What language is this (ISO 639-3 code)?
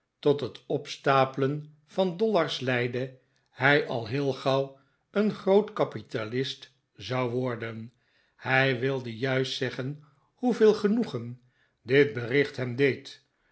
nld